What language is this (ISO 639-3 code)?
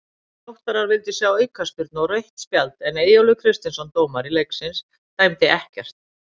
isl